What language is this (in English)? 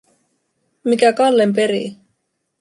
Finnish